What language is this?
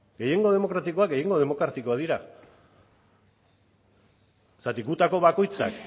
Basque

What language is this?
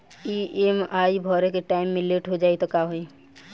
Bhojpuri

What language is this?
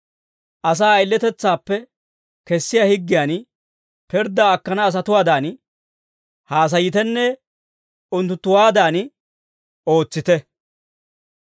Dawro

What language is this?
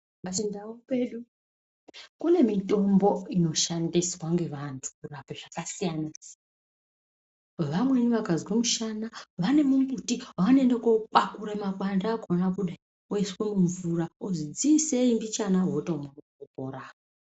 Ndau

